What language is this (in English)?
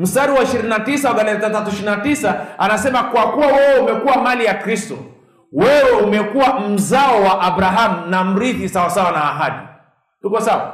Swahili